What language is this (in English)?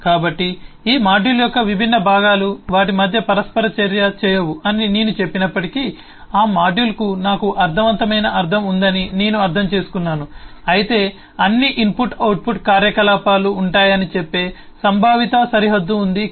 Telugu